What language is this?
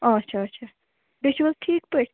Kashmiri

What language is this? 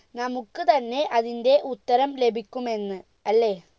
Malayalam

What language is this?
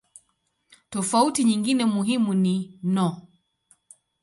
Swahili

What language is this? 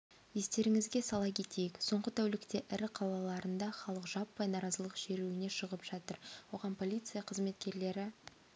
Kazakh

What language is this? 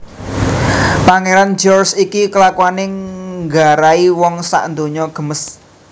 Javanese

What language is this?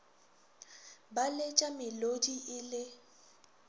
Northern Sotho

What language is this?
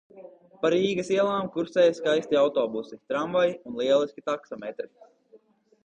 Latvian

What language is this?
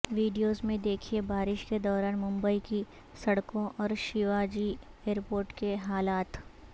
Urdu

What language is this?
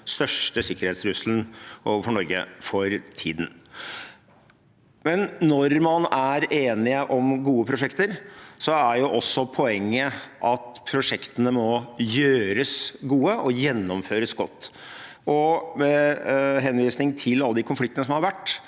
Norwegian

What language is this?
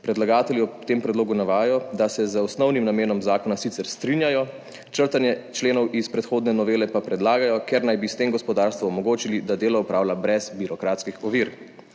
Slovenian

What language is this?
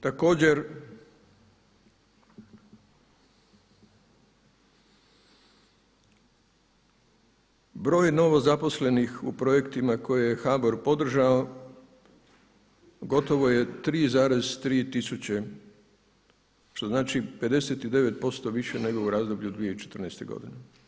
Croatian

